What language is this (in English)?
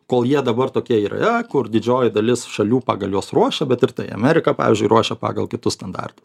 Lithuanian